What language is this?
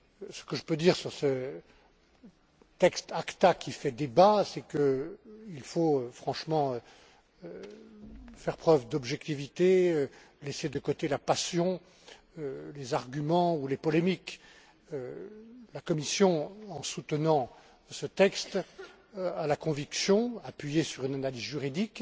French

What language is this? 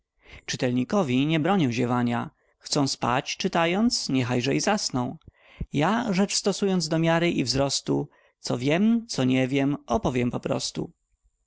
Polish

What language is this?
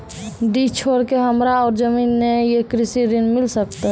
Maithili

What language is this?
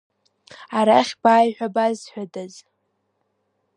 Abkhazian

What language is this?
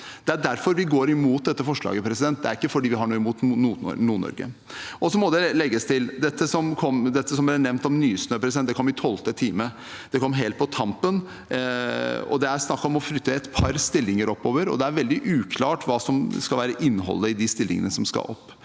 Norwegian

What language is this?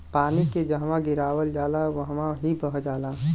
Bhojpuri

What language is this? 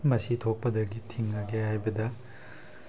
Manipuri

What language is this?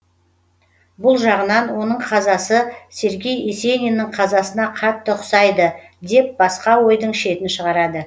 Kazakh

